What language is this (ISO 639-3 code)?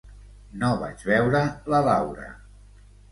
cat